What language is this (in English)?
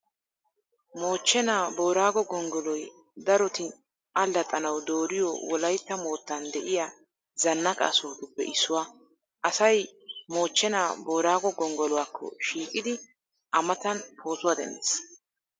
Wolaytta